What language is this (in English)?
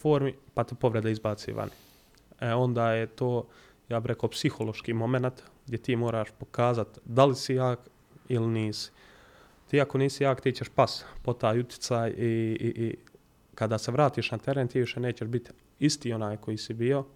Croatian